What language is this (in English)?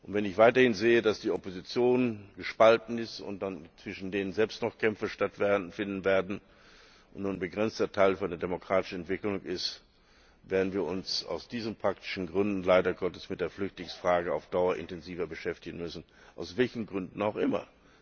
German